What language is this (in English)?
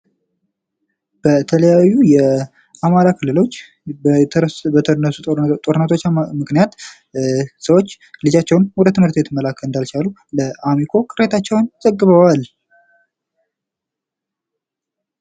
Amharic